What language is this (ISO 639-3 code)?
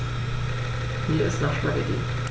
deu